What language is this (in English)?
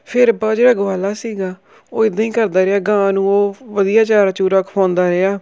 Punjabi